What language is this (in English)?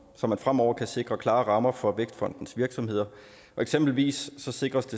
Danish